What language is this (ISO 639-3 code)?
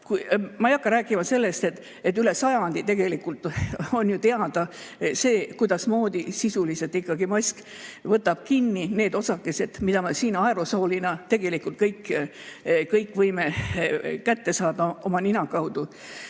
est